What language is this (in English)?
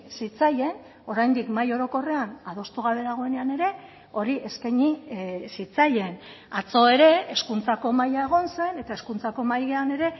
Basque